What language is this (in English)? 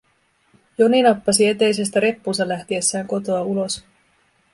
Finnish